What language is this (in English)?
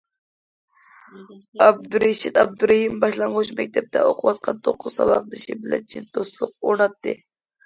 Uyghur